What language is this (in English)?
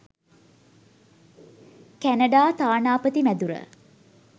Sinhala